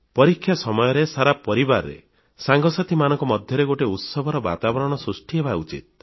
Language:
Odia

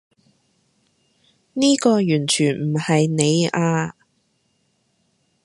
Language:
Cantonese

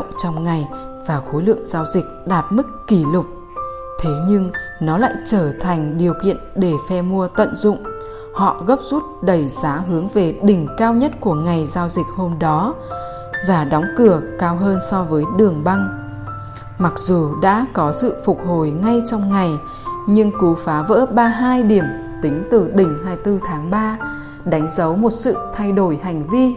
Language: Vietnamese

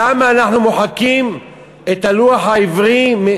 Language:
Hebrew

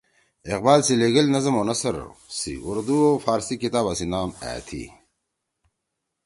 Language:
Torwali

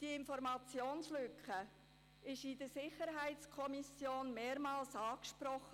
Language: Swiss German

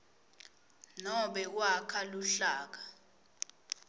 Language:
Swati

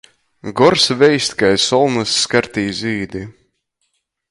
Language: Latgalian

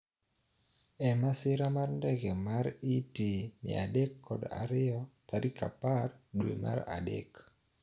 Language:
Luo (Kenya and Tanzania)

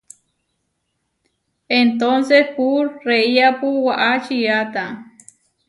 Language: Huarijio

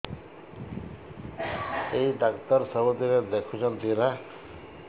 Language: Odia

